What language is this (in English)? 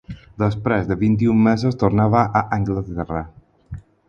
Catalan